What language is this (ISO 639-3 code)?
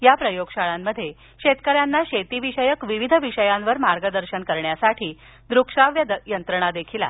mar